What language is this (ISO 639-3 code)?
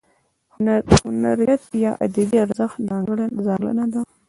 pus